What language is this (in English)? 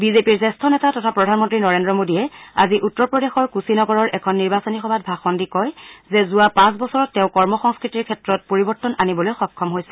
Assamese